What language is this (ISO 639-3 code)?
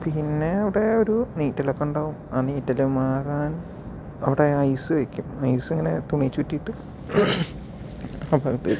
mal